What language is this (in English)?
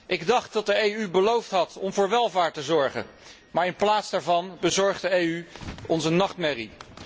Dutch